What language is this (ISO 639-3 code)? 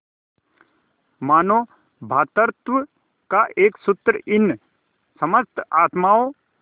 hin